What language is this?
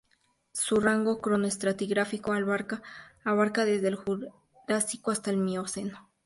Spanish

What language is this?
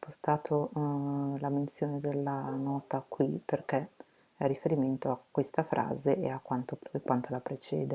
Italian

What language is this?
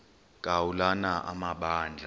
Xhosa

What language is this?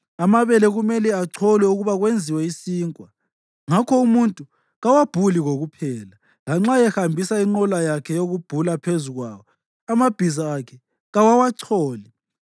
North Ndebele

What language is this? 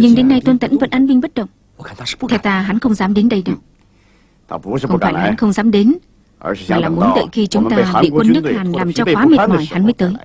Vietnamese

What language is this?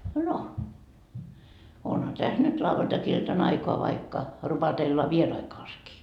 Finnish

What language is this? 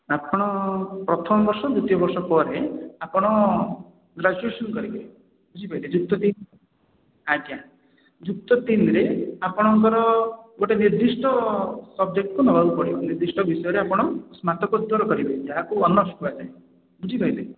Odia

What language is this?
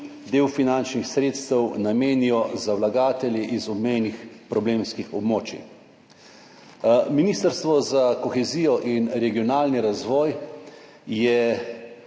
Slovenian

